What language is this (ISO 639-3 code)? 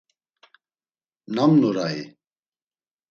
lzz